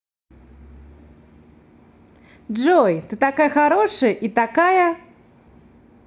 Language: Russian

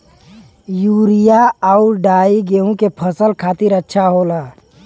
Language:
Bhojpuri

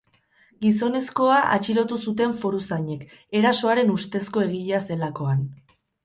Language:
Basque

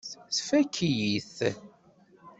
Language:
Kabyle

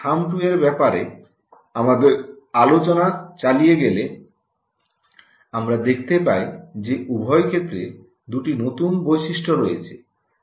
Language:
Bangla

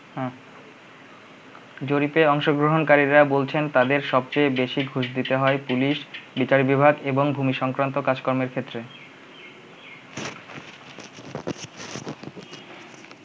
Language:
Bangla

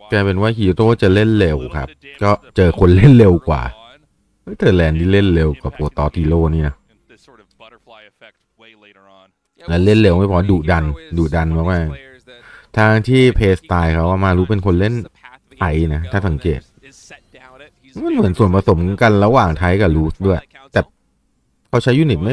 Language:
Thai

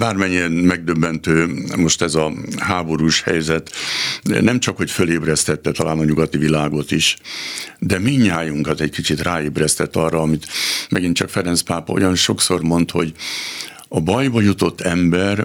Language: Hungarian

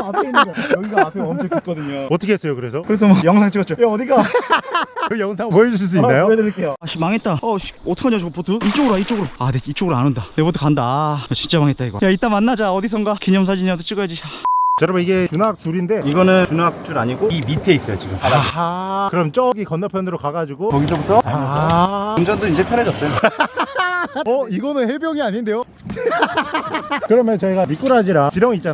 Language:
Korean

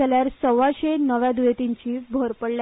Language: Konkani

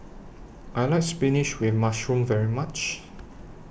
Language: English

